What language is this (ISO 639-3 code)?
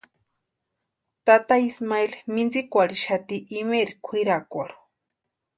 pua